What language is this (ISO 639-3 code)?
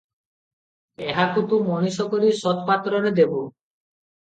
ori